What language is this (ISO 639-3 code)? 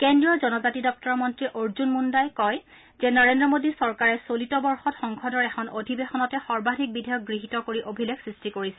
asm